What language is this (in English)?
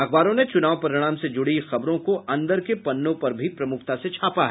Hindi